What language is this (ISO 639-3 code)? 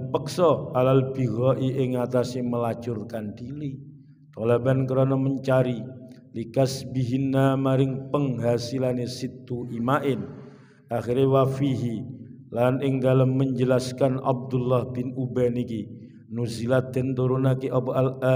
ind